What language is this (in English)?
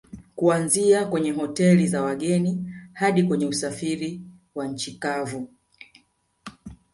Swahili